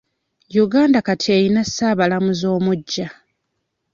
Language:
Ganda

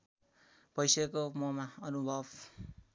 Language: Nepali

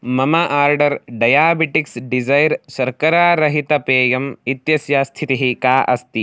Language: Sanskrit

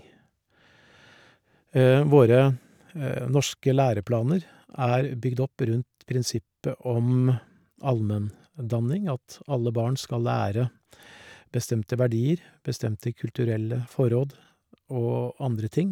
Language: Norwegian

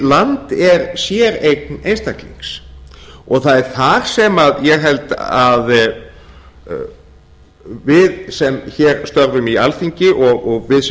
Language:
Icelandic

